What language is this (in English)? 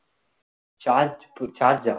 Tamil